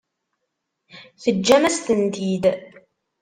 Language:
Kabyle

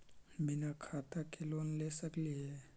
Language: Magahi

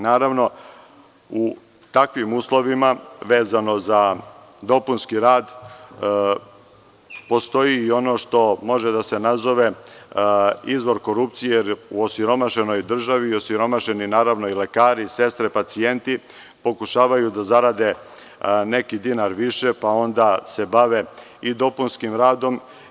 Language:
Serbian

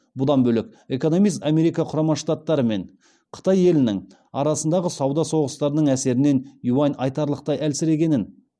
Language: Kazakh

